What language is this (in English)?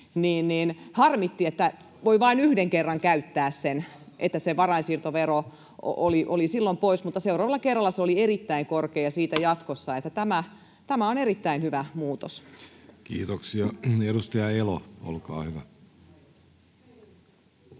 Finnish